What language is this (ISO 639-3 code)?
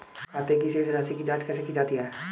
hin